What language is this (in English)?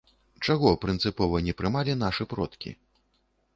Belarusian